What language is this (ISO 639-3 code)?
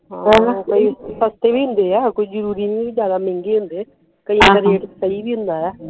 pan